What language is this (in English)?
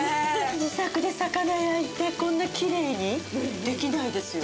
Japanese